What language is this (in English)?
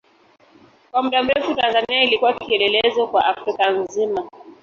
Swahili